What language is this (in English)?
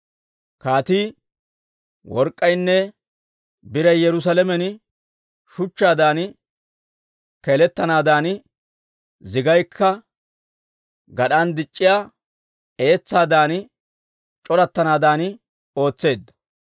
Dawro